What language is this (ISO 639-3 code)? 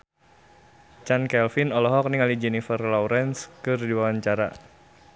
sun